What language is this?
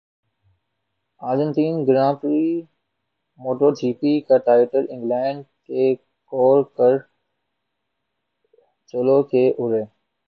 Urdu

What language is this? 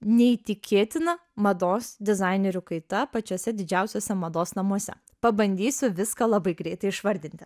Lithuanian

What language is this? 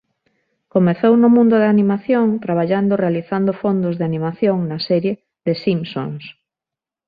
Galician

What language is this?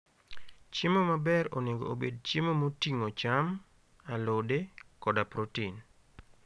Luo (Kenya and Tanzania)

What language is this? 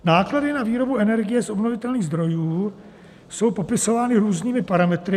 Czech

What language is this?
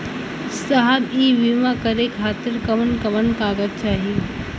Bhojpuri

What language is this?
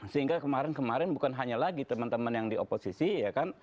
Indonesian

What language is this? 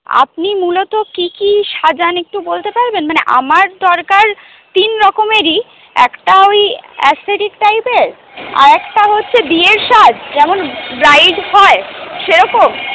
Bangla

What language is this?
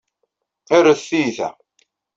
Kabyle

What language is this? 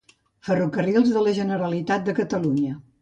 Catalan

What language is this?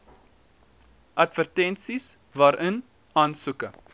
Afrikaans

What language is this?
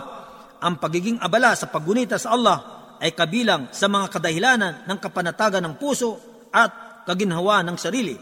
Filipino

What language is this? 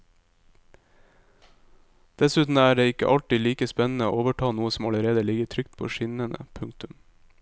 Norwegian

